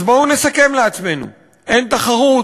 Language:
Hebrew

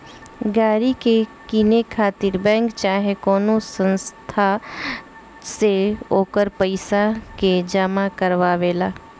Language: Bhojpuri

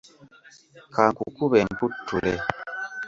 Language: Ganda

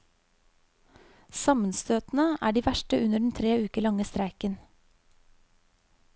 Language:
Norwegian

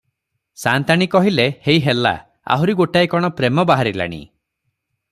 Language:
Odia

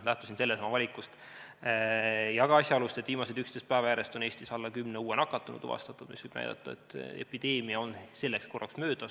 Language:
Estonian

